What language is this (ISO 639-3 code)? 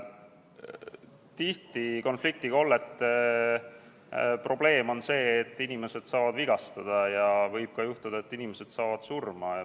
est